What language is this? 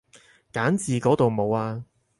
Cantonese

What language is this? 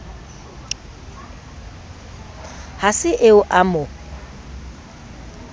Southern Sotho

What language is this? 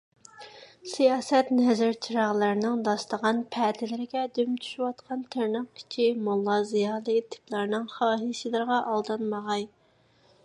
Uyghur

